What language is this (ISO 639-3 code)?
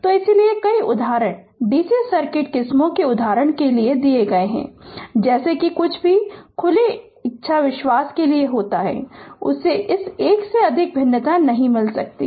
hin